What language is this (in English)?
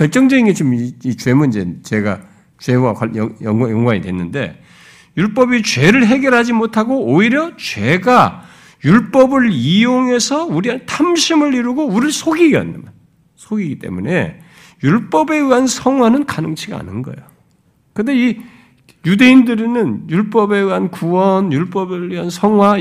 Korean